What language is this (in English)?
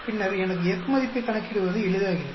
Tamil